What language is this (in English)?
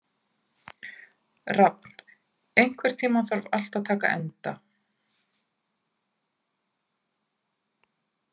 Icelandic